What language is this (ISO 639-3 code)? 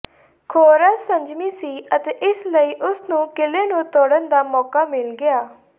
pan